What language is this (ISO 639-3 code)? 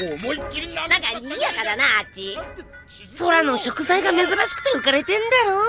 jpn